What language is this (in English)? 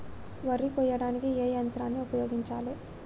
Telugu